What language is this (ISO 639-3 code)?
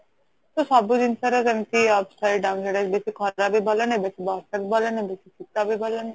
ori